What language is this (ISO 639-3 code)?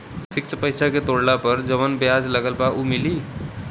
bho